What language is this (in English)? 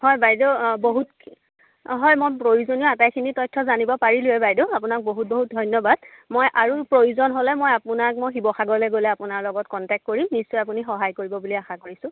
Assamese